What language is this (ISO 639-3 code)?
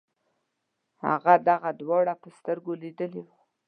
pus